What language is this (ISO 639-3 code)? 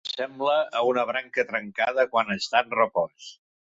cat